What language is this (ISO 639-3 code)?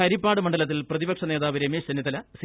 mal